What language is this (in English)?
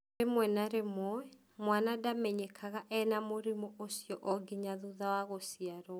Kikuyu